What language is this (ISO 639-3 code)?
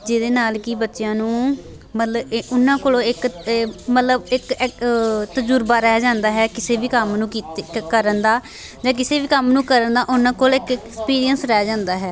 pan